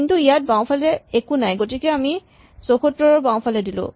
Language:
Assamese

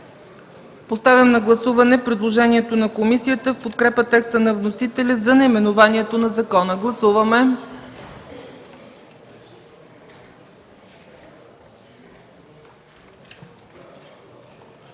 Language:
Bulgarian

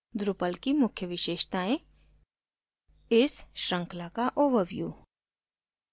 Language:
Hindi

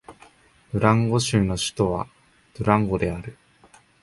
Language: Japanese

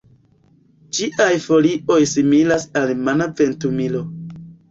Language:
Esperanto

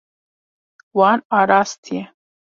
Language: Kurdish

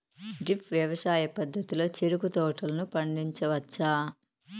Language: Telugu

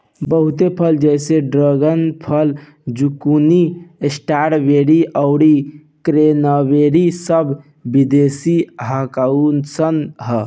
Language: Bhojpuri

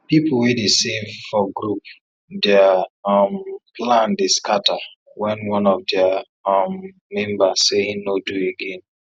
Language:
Nigerian Pidgin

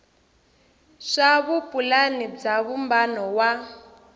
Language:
Tsonga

